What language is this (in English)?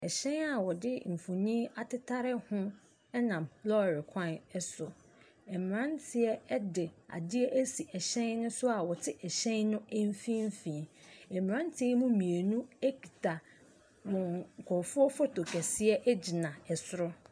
Akan